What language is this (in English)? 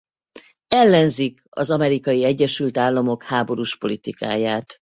Hungarian